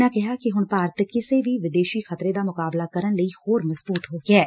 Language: Punjabi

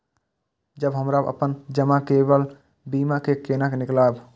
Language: Maithili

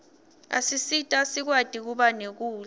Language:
Swati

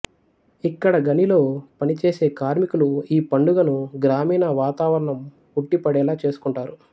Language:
Telugu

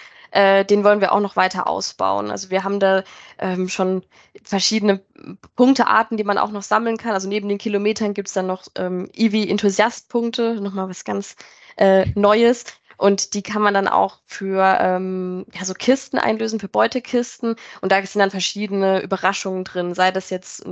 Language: German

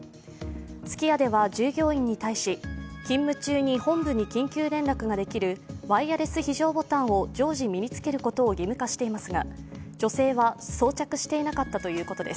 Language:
Japanese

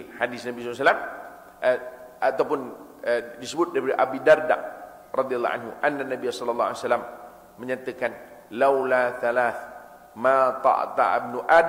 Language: Malay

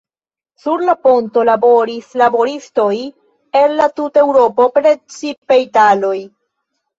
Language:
Esperanto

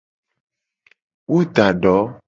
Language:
Gen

